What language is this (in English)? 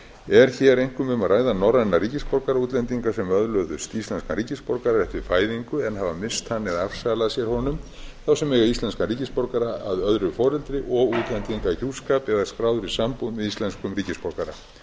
Icelandic